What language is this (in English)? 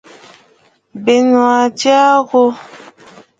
Bafut